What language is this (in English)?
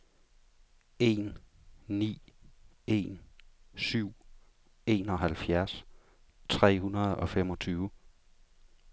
Danish